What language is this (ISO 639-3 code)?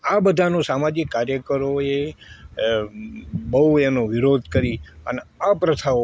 guj